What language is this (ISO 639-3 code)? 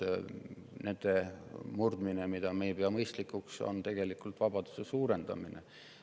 est